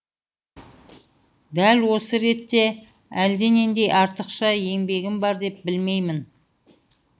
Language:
Kazakh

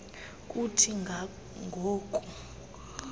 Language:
Xhosa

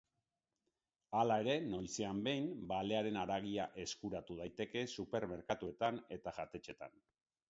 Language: Basque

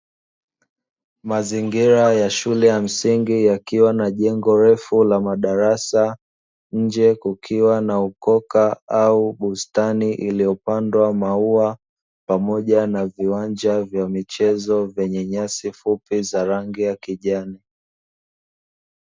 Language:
Swahili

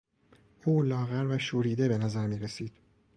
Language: Persian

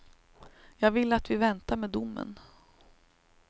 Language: Swedish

